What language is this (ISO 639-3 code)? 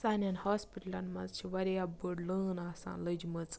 kas